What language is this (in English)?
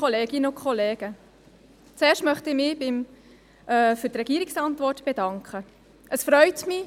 Swiss German